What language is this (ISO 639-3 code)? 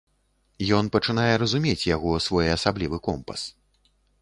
bel